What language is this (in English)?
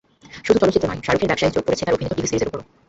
Bangla